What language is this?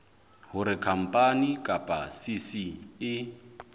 Southern Sotho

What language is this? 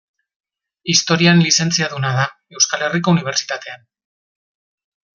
Basque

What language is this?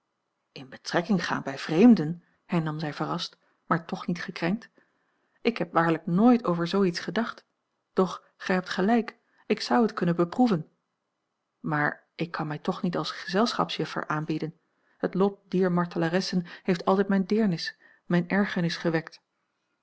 Dutch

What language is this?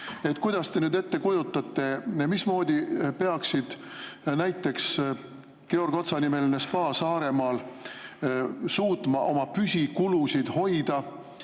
Estonian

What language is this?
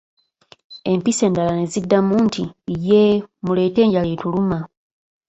Ganda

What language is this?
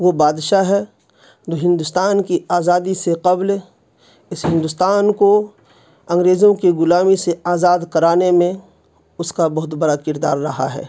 Urdu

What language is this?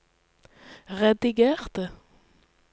Norwegian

